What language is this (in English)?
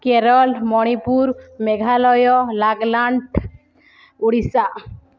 Odia